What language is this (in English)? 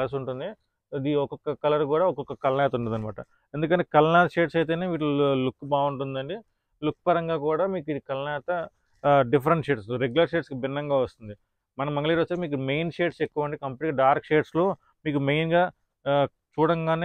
Telugu